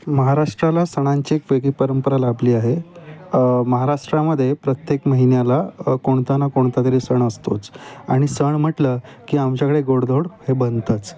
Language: Marathi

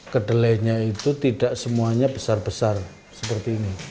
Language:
Indonesian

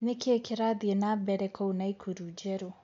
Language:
Kikuyu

